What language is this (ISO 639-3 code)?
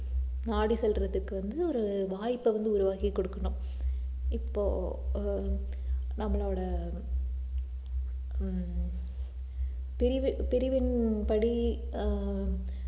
tam